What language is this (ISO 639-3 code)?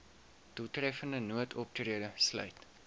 afr